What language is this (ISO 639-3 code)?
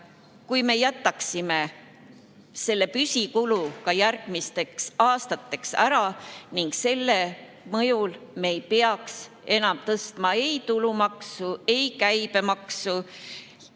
est